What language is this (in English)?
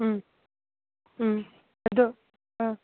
Manipuri